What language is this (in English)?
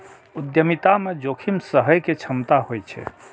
Maithili